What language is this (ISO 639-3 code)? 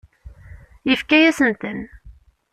kab